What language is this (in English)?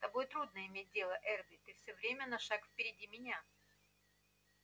Russian